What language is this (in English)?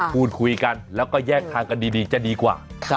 Thai